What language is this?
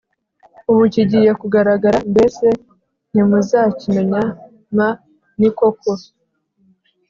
Kinyarwanda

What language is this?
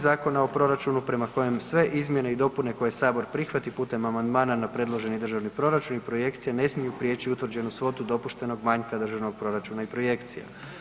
Croatian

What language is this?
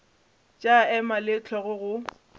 Northern Sotho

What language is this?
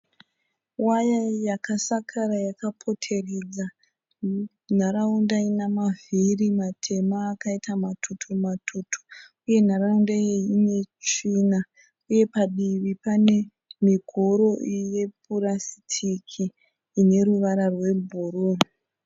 Shona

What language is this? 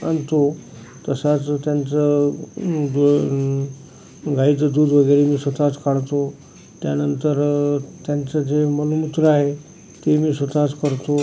Marathi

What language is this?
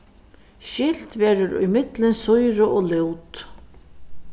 Faroese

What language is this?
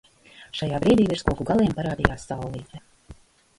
Latvian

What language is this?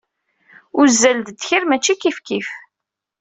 Kabyle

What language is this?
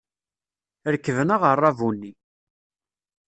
Kabyle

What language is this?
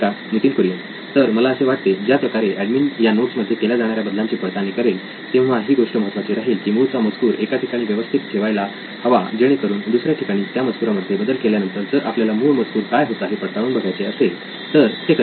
Marathi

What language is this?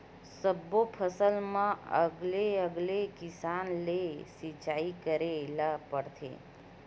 Chhattisgarhi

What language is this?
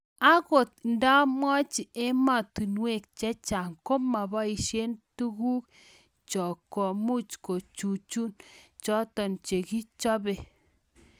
Kalenjin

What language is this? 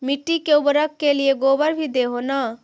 Magahi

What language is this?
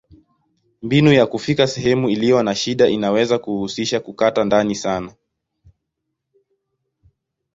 Swahili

